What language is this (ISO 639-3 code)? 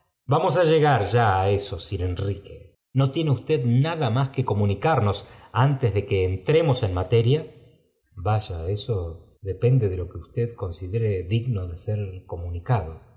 spa